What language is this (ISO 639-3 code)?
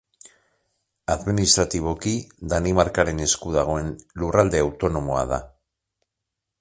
eus